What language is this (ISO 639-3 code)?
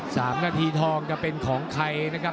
tha